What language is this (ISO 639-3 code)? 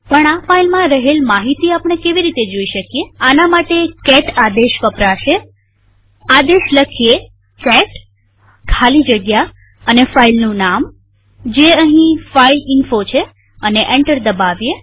guj